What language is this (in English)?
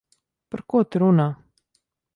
Latvian